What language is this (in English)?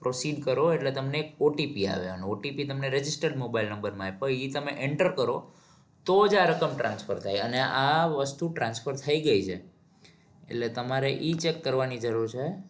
Gujarati